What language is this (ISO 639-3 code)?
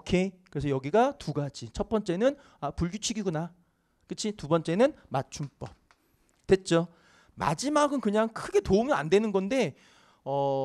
kor